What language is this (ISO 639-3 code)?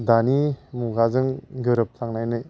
brx